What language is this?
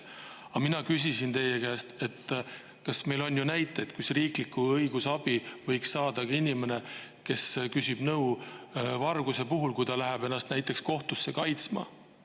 Estonian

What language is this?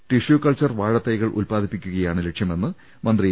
Malayalam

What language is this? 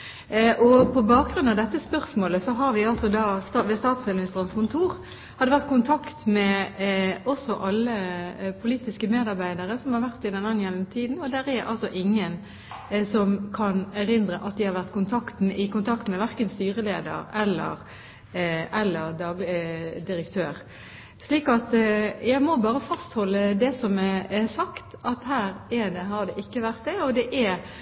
Norwegian Bokmål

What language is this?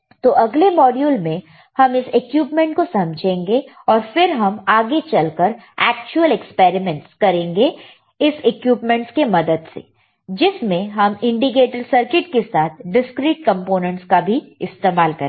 Hindi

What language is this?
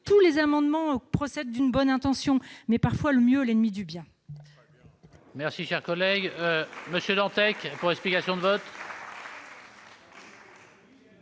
French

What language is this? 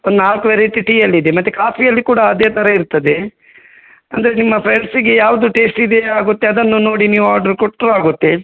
Kannada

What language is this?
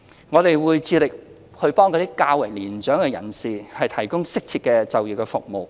Cantonese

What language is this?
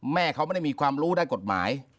Thai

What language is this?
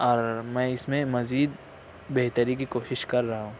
Urdu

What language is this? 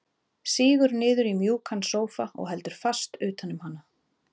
Icelandic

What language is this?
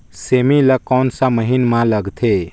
Chhattisgarhi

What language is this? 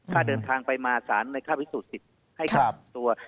Thai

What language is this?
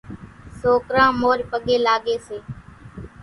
Kachi Koli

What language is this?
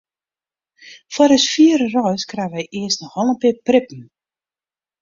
Western Frisian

